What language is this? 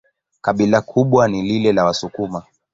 Swahili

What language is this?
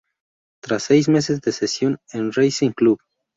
Spanish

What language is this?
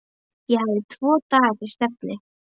Icelandic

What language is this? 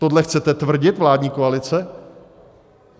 Czech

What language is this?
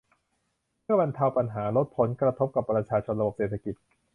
Thai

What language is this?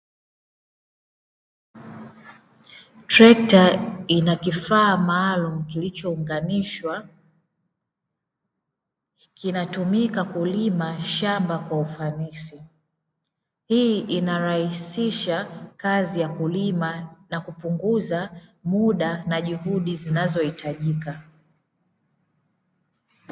Swahili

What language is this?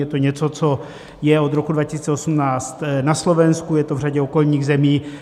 Czech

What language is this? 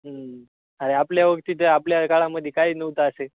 Marathi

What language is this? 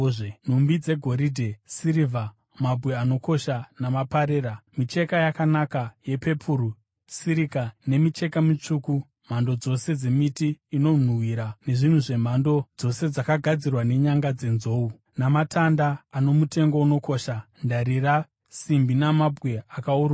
Shona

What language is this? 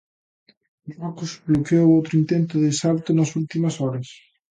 Galician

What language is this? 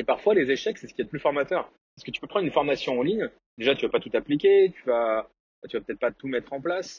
French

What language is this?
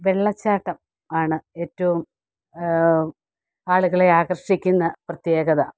Malayalam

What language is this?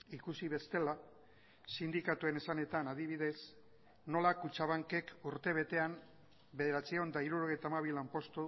Basque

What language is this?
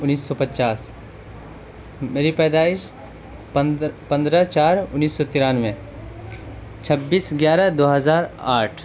Urdu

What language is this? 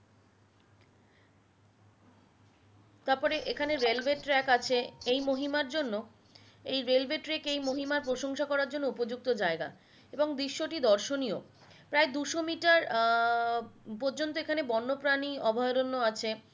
Bangla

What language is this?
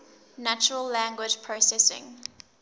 English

